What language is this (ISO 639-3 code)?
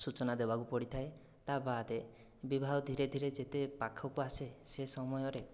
ori